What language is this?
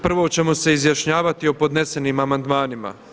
Croatian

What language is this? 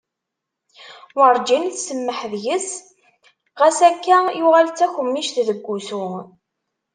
Kabyle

